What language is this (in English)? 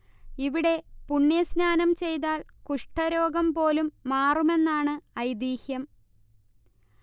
Malayalam